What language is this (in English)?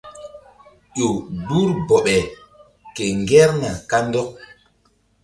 Mbum